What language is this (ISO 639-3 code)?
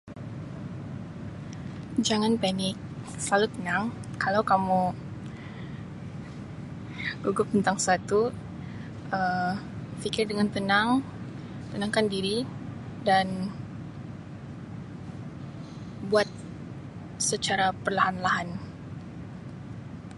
msi